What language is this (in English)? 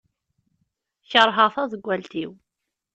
Kabyle